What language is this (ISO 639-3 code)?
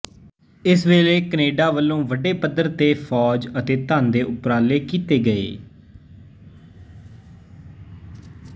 pan